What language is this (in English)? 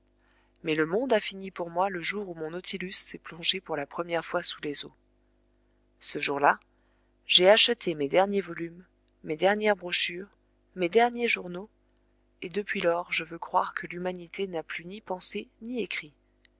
French